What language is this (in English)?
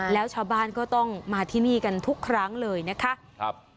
Thai